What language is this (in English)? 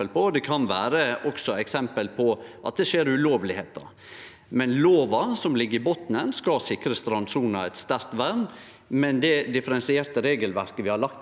Norwegian